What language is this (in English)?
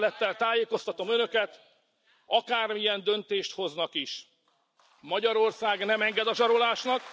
Hungarian